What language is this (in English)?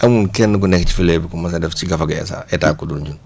Wolof